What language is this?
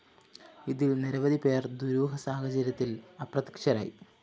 Malayalam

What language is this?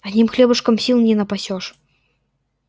Russian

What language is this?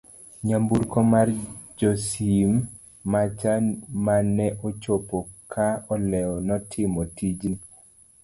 Luo (Kenya and Tanzania)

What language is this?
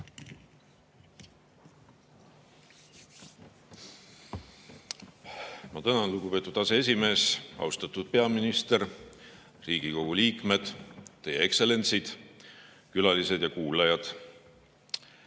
Estonian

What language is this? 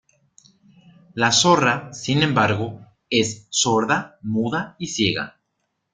Spanish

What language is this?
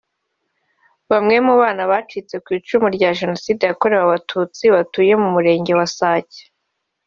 Kinyarwanda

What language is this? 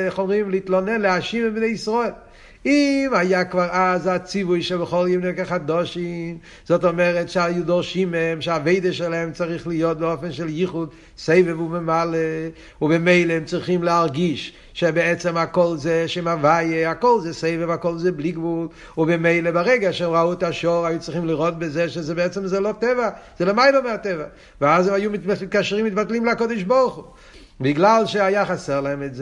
Hebrew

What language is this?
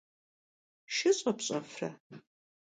Kabardian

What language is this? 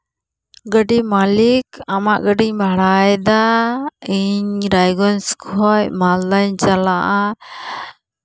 Santali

